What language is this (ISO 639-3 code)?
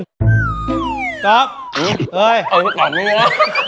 tha